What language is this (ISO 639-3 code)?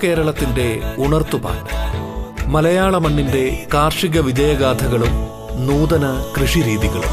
mal